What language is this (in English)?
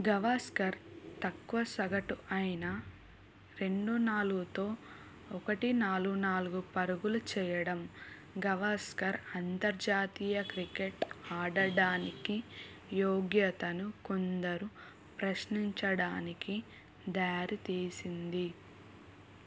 Telugu